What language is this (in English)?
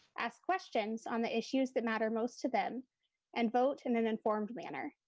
English